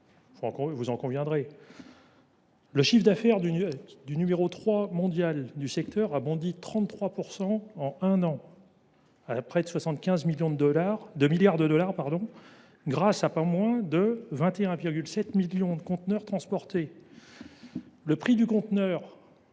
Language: French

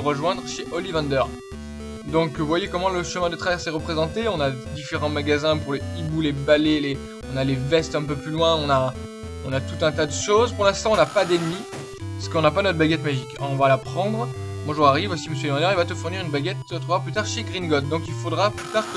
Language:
French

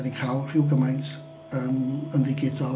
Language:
Welsh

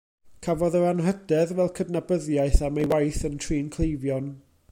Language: Welsh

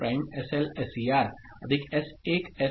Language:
Marathi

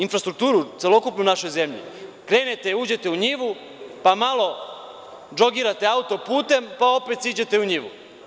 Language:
Serbian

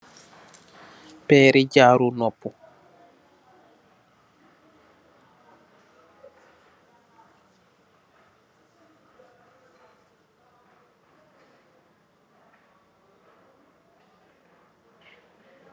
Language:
Wolof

